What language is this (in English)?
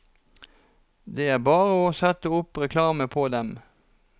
Norwegian